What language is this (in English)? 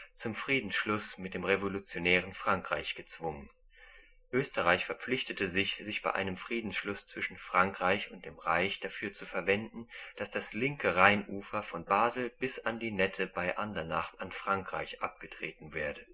German